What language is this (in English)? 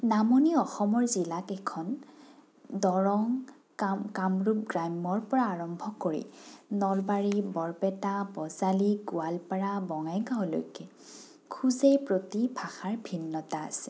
Assamese